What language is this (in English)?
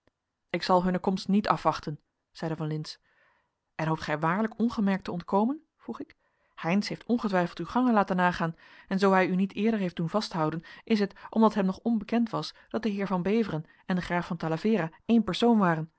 Dutch